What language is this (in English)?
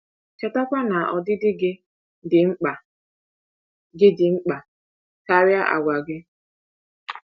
Igbo